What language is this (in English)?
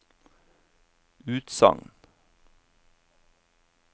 Norwegian